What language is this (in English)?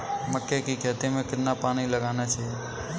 Hindi